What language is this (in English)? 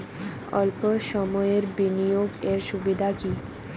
Bangla